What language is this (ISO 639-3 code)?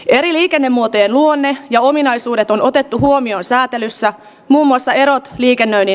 fin